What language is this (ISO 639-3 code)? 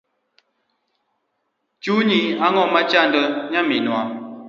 luo